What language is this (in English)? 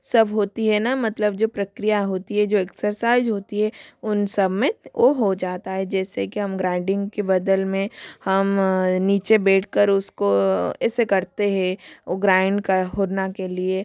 Hindi